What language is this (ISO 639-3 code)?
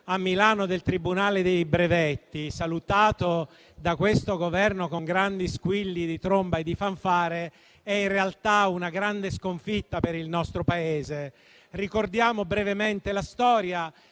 ita